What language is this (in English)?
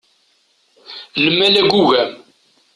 Kabyle